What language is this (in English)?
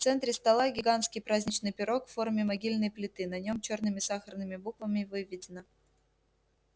Russian